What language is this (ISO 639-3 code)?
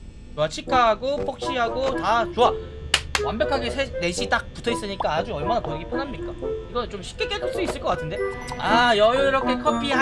kor